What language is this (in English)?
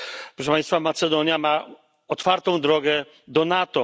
Polish